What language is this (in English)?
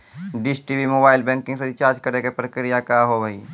Maithili